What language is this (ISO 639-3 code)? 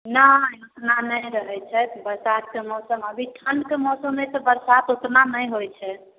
mai